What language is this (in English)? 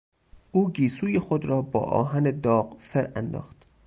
Persian